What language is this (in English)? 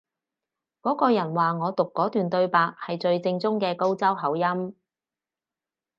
Cantonese